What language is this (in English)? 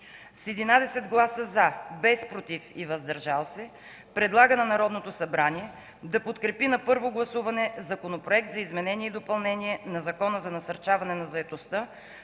Bulgarian